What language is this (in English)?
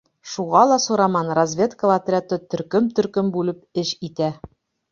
Bashkir